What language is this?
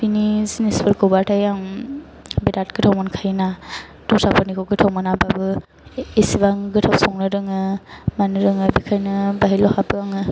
Bodo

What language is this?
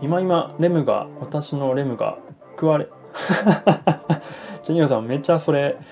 Japanese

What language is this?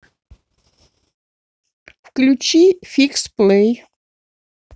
Russian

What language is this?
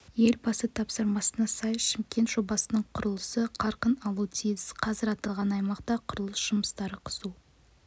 Kazakh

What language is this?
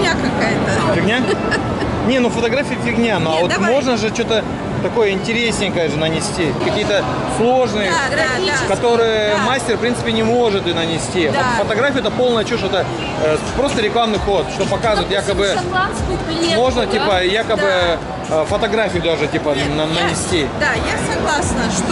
Russian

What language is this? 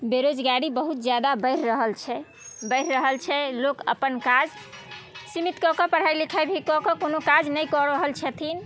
Maithili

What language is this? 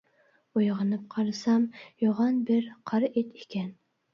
Uyghur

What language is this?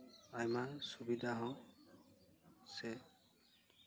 Santali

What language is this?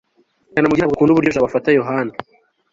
Kinyarwanda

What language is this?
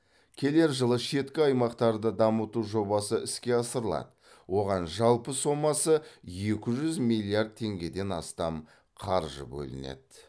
Kazakh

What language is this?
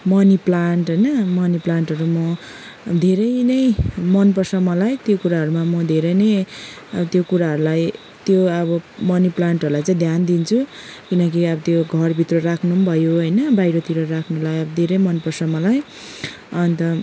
Nepali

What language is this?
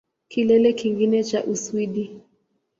Swahili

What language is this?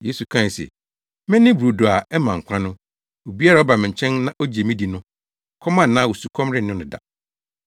Akan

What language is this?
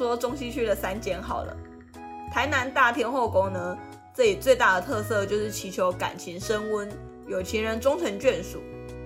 Chinese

